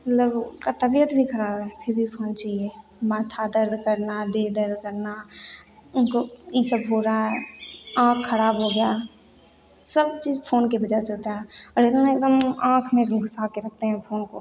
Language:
Hindi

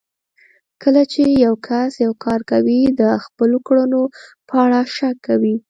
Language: Pashto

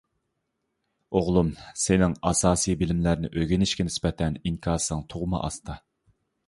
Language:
Uyghur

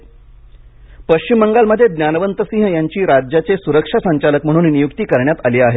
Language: Marathi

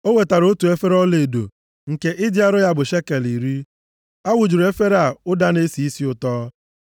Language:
Igbo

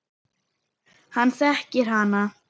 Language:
Icelandic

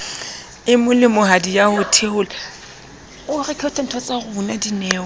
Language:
Southern Sotho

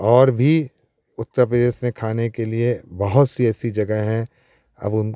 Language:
Hindi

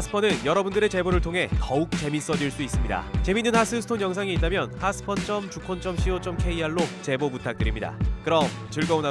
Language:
Korean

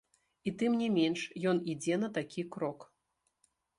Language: Belarusian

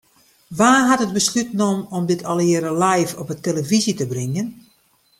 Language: Western Frisian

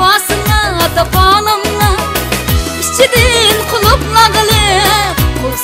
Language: Arabic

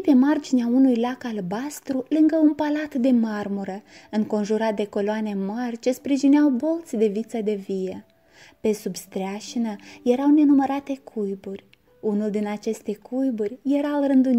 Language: Romanian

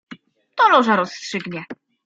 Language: Polish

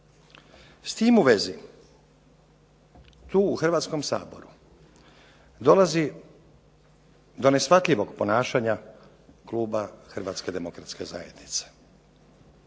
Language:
Croatian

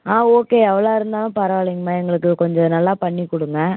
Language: Tamil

